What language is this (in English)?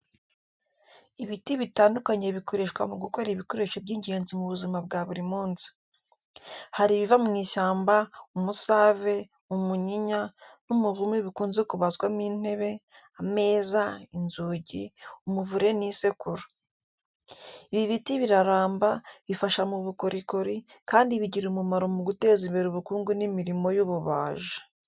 Kinyarwanda